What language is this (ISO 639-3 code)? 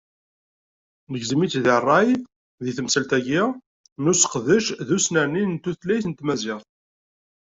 kab